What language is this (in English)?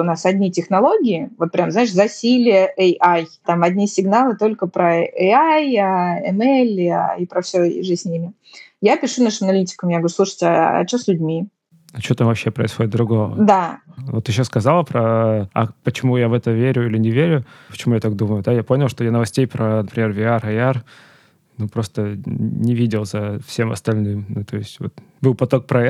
Russian